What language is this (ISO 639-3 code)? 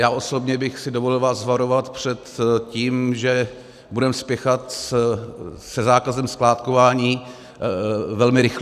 ces